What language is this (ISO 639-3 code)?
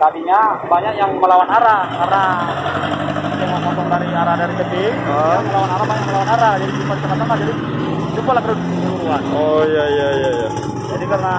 ind